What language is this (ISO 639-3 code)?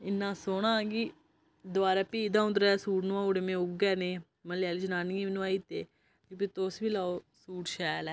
doi